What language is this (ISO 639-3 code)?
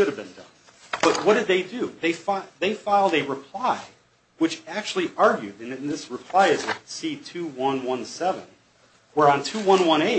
eng